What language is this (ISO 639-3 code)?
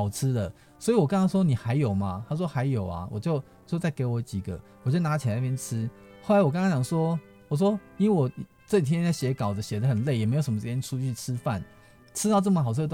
zho